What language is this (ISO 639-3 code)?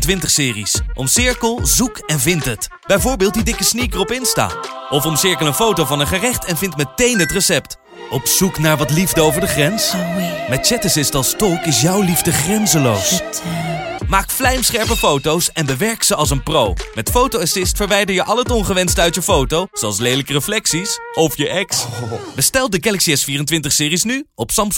nld